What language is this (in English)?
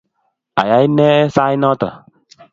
Kalenjin